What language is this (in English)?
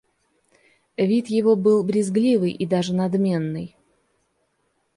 Russian